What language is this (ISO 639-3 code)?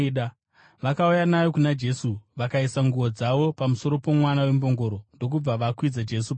sna